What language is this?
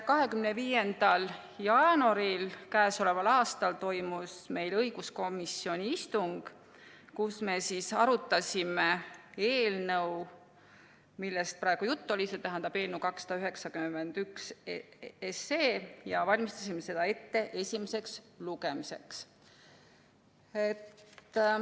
Estonian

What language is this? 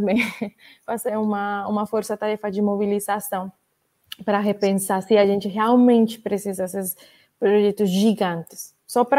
Portuguese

